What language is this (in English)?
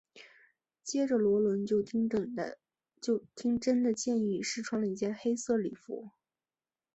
Chinese